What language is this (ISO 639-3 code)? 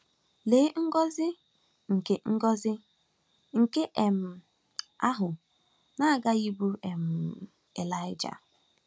ibo